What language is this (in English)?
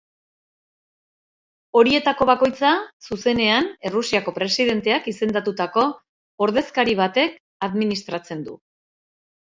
Basque